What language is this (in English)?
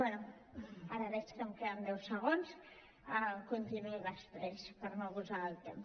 Catalan